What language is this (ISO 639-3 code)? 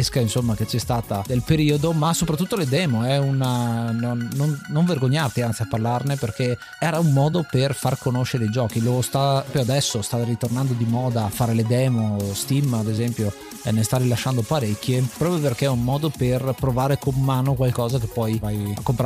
ita